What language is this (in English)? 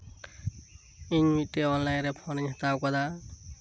Santali